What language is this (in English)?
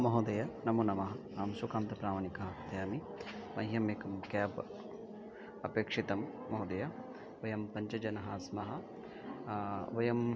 Sanskrit